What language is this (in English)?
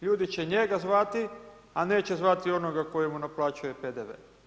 Croatian